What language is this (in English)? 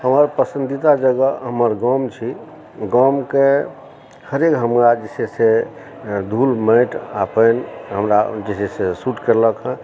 Maithili